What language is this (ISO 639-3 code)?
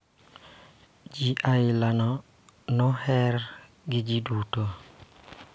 luo